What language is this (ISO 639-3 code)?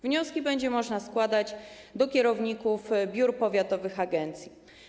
pol